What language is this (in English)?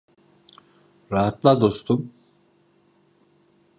Turkish